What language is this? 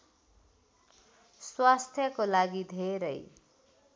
Nepali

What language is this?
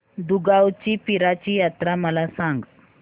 Marathi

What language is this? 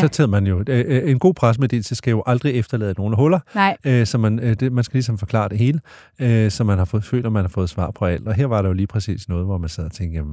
Danish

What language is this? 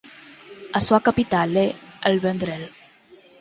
Galician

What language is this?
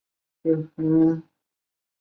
Chinese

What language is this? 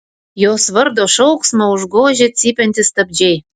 Lithuanian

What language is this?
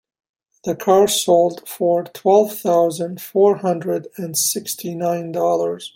English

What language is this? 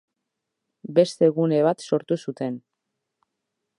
Basque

